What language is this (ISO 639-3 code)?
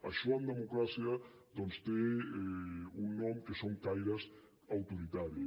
cat